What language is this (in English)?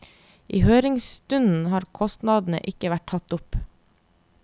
Norwegian